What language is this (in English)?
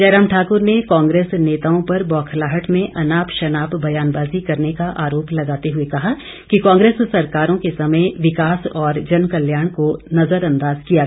Hindi